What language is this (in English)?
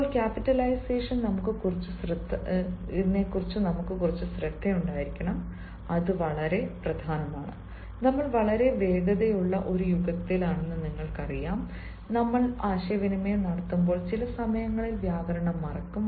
Malayalam